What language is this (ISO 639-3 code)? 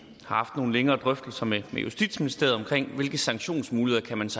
dan